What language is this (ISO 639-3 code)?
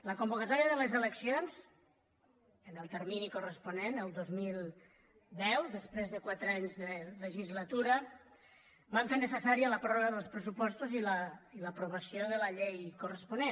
cat